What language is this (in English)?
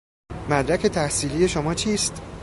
Persian